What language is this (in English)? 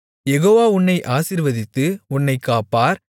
Tamil